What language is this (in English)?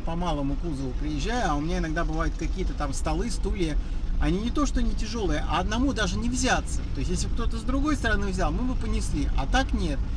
Russian